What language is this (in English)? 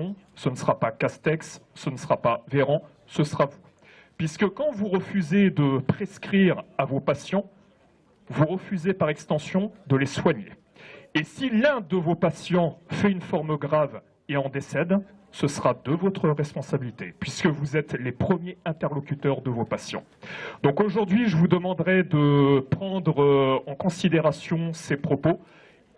French